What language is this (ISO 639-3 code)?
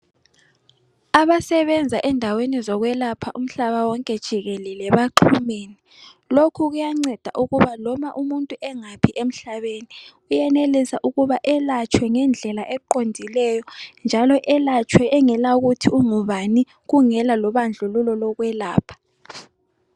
nde